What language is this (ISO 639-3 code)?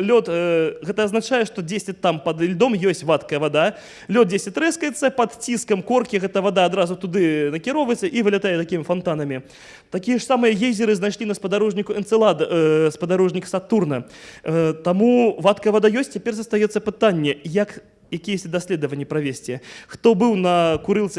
rus